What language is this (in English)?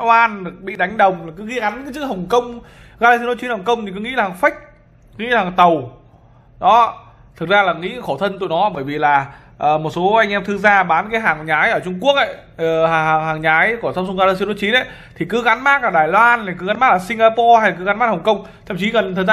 Vietnamese